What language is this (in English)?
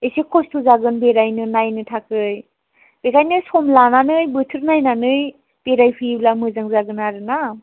Bodo